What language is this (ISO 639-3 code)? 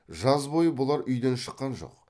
kaz